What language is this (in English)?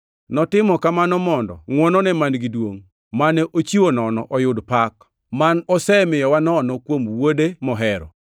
Luo (Kenya and Tanzania)